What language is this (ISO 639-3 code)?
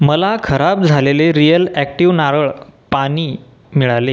mar